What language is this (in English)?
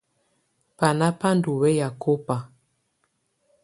Tunen